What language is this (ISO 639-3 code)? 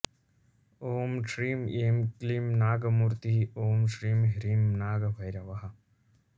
san